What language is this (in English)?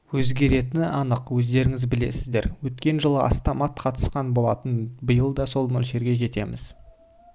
Kazakh